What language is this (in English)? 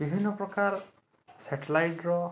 Odia